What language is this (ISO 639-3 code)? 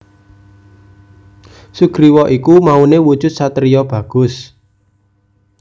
jav